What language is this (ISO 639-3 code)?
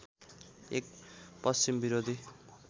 nep